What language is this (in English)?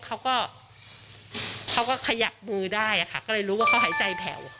Thai